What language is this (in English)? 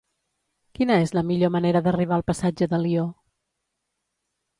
Catalan